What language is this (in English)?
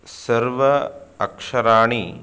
Sanskrit